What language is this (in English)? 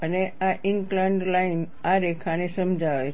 Gujarati